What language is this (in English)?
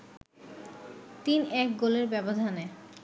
Bangla